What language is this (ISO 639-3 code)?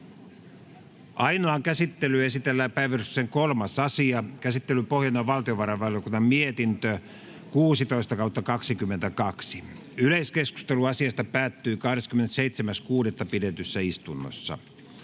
fin